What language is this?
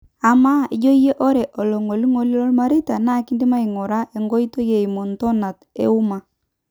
Masai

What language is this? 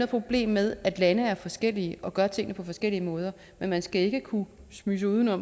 Danish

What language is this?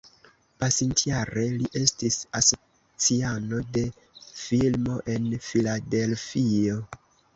Esperanto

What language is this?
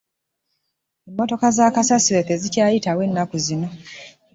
Ganda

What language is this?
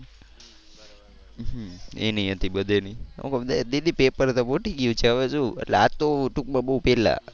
Gujarati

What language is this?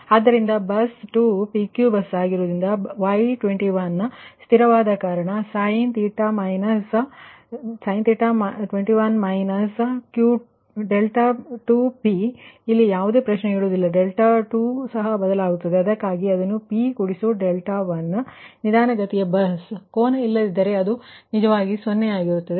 Kannada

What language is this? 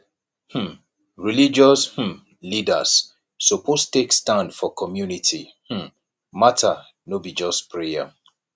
Nigerian Pidgin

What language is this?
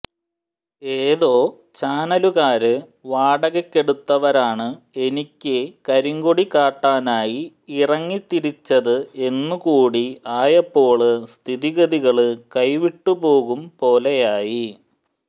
Malayalam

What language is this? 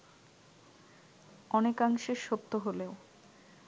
Bangla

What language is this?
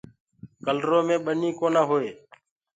Gurgula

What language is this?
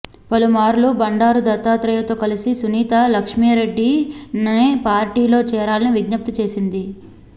Telugu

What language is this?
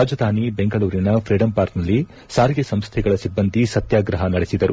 Kannada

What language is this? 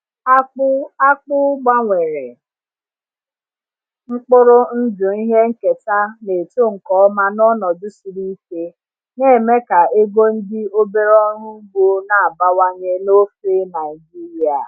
Igbo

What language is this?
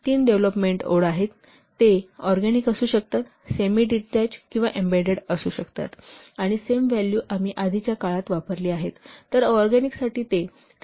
Marathi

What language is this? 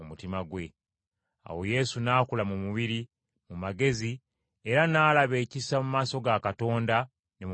Ganda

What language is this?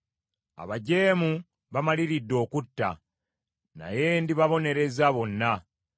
Ganda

